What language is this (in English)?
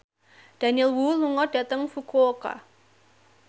Javanese